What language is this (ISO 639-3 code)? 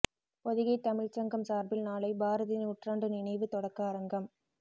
tam